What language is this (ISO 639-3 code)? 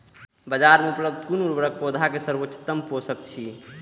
mai